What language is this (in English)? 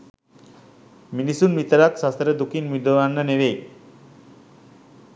Sinhala